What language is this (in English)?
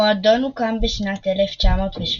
Hebrew